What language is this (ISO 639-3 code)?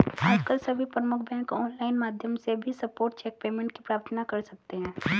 hin